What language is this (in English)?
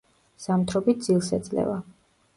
Georgian